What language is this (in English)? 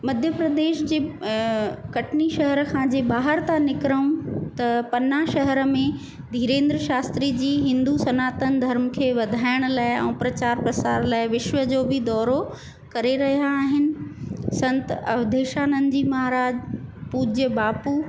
Sindhi